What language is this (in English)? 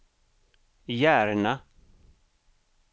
Swedish